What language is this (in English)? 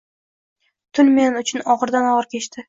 Uzbek